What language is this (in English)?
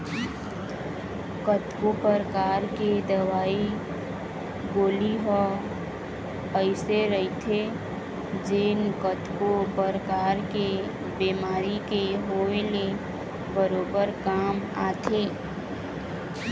Chhattisgarhi